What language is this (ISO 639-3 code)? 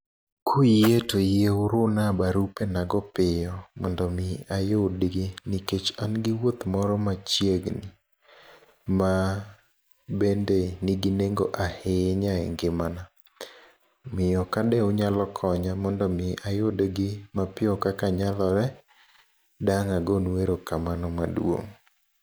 luo